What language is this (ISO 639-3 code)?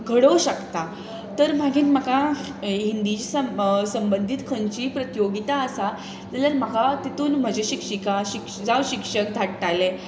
kok